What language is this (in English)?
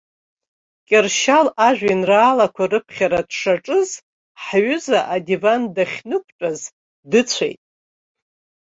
Abkhazian